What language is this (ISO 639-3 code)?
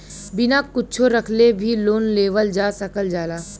bho